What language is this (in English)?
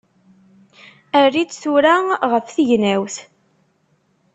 Kabyle